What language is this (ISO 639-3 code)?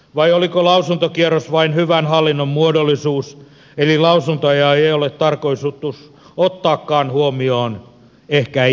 fin